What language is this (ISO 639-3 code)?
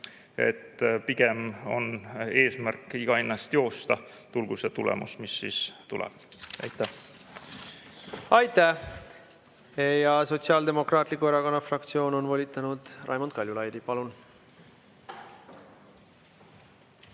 est